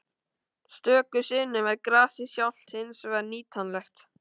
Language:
Icelandic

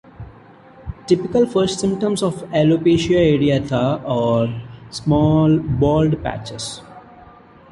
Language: English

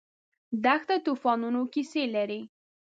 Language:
Pashto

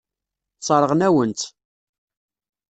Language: Kabyle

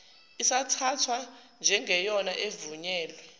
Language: Zulu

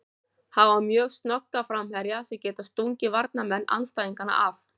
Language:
Icelandic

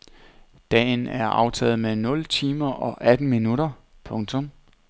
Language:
Danish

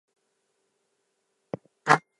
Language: English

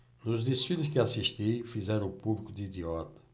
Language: Portuguese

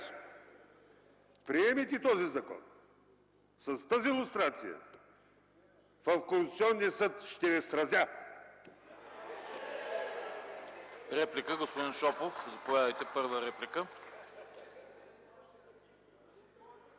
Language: Bulgarian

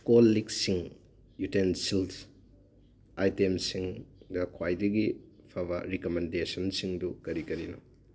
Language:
Manipuri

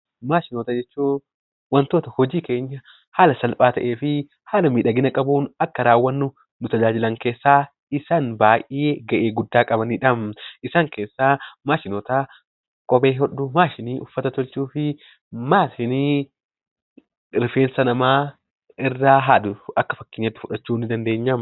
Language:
Oromo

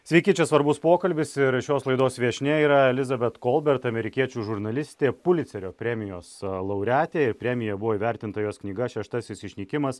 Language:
Lithuanian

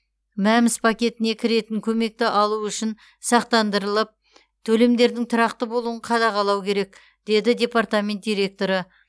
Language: Kazakh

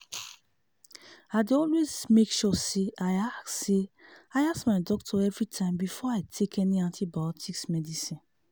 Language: Nigerian Pidgin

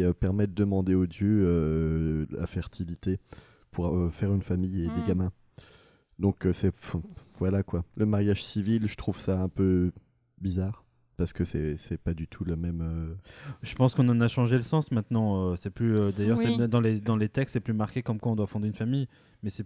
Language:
French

